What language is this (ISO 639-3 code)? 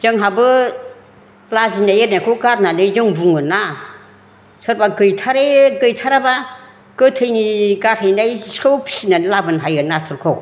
brx